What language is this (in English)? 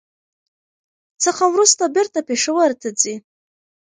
Pashto